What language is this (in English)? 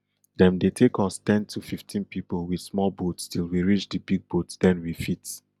Nigerian Pidgin